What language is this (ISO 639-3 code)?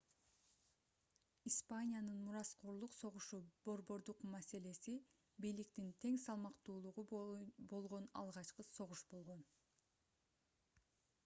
kir